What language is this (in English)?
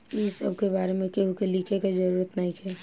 Bhojpuri